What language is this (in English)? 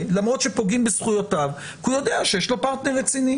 Hebrew